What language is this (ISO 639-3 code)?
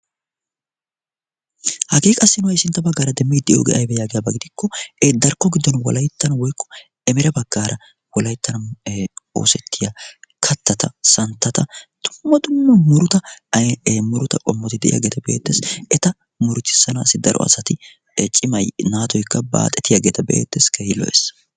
wal